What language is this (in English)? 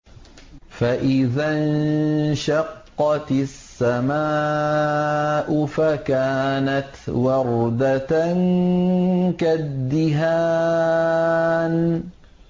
Arabic